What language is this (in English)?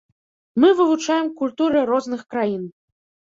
Belarusian